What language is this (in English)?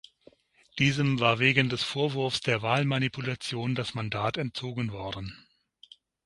German